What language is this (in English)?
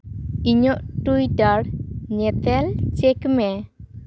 Santali